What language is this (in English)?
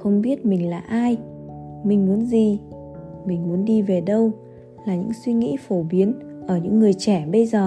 Vietnamese